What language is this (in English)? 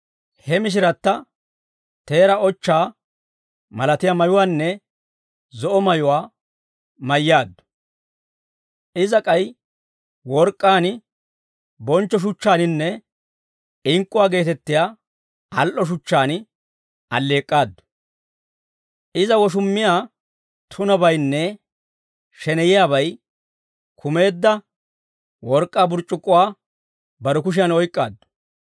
Dawro